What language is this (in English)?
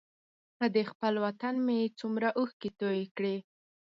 Pashto